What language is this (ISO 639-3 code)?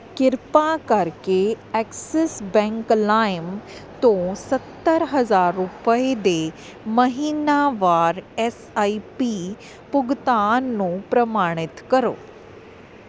pan